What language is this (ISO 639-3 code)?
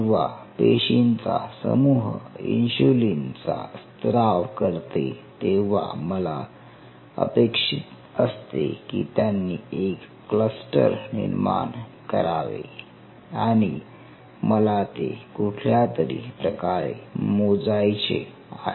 mar